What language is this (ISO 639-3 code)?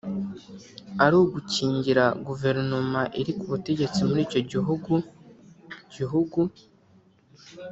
kin